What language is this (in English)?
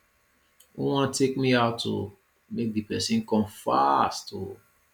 Nigerian Pidgin